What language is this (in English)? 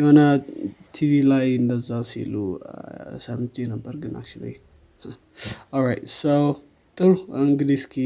Amharic